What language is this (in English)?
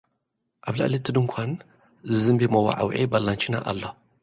Tigrinya